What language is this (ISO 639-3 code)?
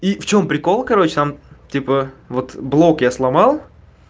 rus